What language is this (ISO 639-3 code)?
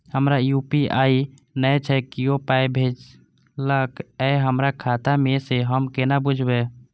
mai